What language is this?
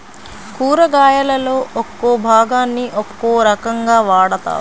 Telugu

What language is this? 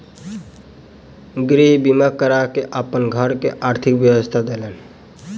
Maithili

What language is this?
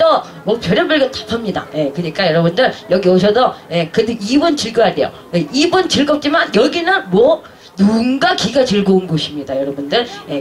Korean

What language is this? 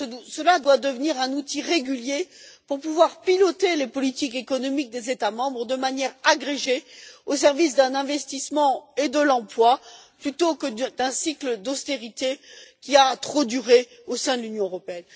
French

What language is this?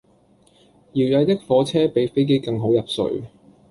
Cantonese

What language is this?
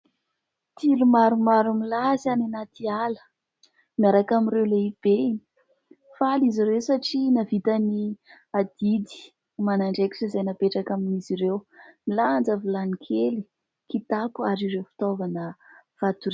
Malagasy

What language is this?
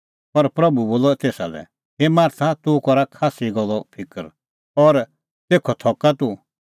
Kullu Pahari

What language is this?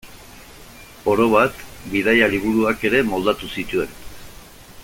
Basque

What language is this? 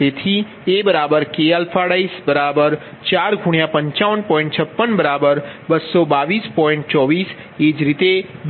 Gujarati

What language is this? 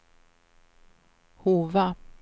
Swedish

